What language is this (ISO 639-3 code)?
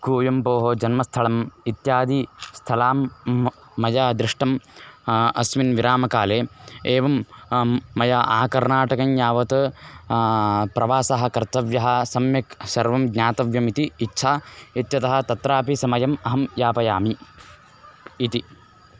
san